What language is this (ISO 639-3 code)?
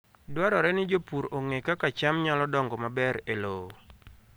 luo